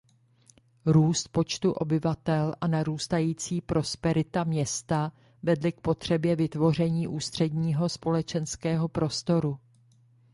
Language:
Czech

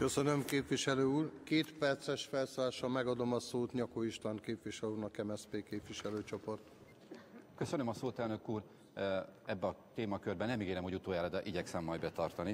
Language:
Hungarian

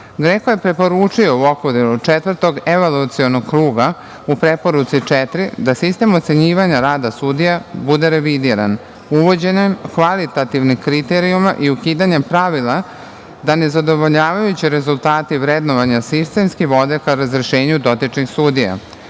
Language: Serbian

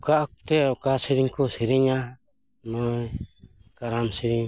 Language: Santali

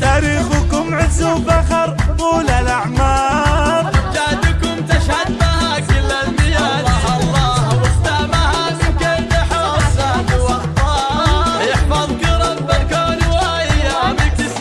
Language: Arabic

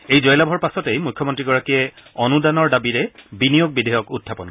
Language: Assamese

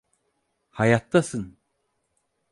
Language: Turkish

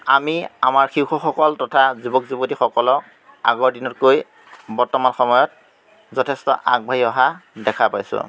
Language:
Assamese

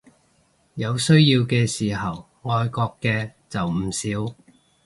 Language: Cantonese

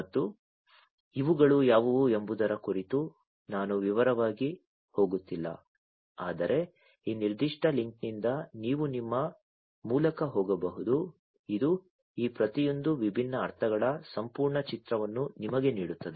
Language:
Kannada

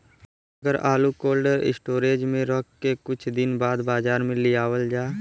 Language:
Bhojpuri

